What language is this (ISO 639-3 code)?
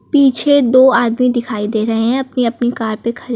hin